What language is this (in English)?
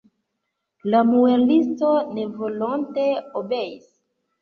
Esperanto